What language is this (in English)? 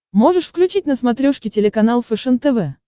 Russian